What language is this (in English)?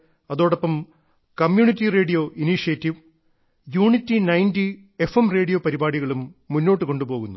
Malayalam